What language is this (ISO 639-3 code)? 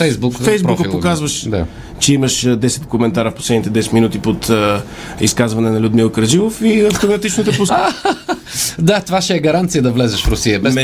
bul